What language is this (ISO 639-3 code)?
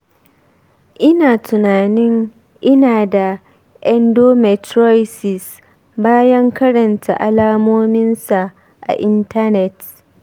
hau